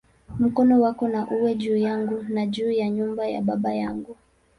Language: Swahili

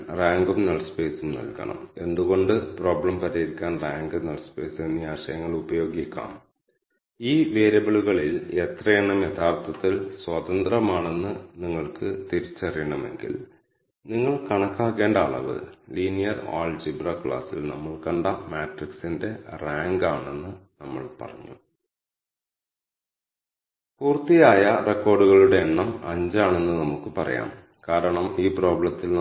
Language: Malayalam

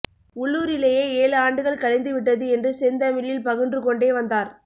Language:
Tamil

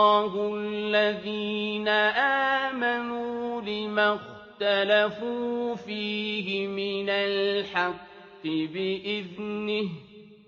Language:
Arabic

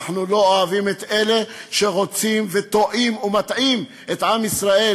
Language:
Hebrew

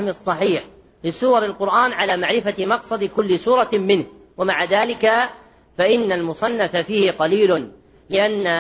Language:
Arabic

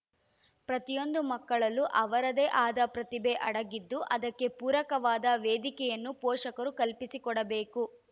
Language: Kannada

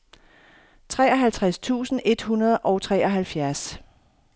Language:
Danish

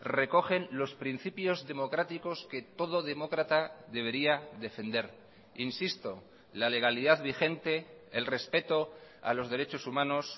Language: Spanish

